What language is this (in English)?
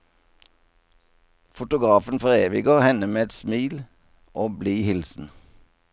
Norwegian